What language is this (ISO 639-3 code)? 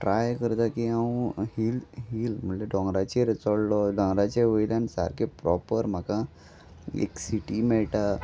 kok